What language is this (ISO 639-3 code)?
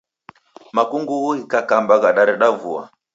dav